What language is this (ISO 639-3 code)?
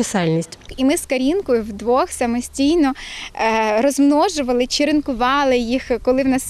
ukr